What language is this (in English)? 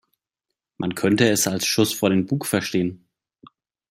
German